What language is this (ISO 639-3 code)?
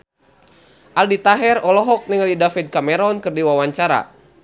sun